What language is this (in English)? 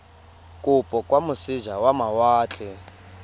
Tswana